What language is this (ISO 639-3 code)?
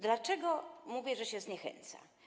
pol